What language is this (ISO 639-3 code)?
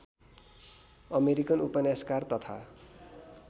nep